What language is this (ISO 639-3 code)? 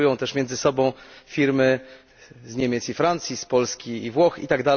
pol